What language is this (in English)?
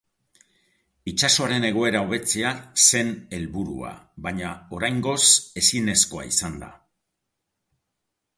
Basque